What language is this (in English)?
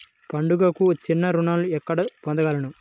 Telugu